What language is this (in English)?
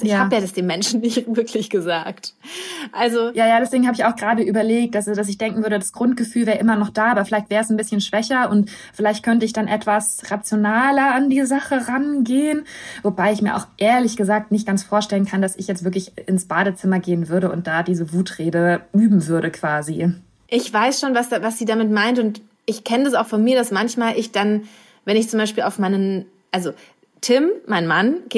German